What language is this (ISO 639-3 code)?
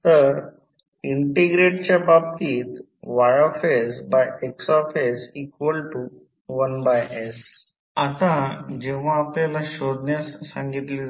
mar